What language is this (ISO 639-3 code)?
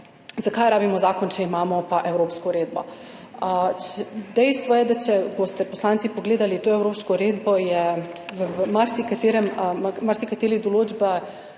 slv